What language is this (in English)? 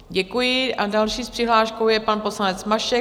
Czech